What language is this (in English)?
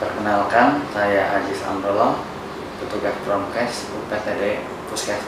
Indonesian